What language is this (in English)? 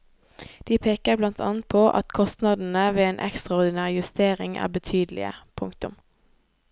Norwegian